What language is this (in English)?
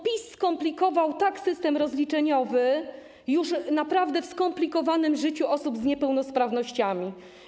Polish